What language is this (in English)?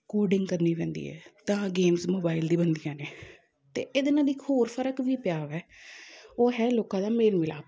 Punjabi